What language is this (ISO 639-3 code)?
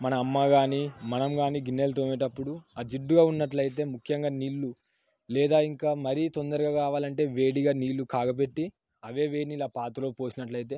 tel